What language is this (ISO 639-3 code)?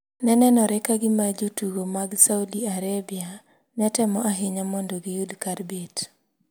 luo